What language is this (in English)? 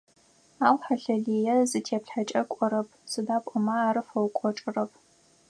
Adyghe